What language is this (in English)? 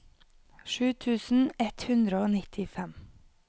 Norwegian